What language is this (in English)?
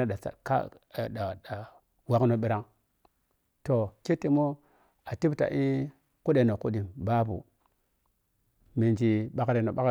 Piya-Kwonci